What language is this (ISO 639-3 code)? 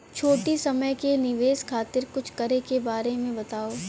bho